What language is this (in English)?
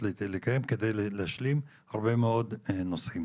Hebrew